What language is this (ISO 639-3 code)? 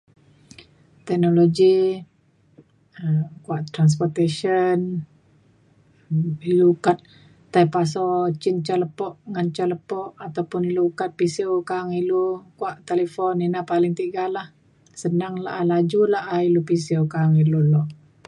xkl